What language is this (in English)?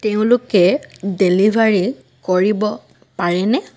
Assamese